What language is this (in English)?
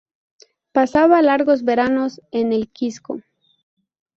Spanish